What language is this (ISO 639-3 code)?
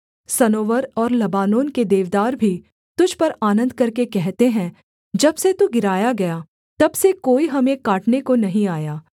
hin